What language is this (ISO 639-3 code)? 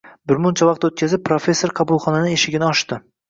uzb